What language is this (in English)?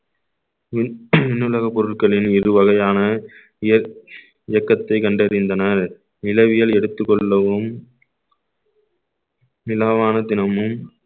Tamil